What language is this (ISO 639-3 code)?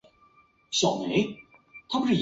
zho